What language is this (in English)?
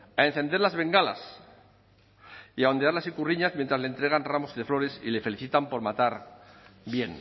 Spanish